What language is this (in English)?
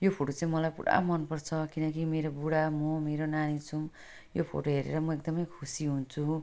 Nepali